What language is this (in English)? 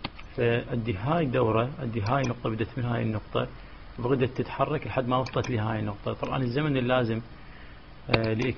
Arabic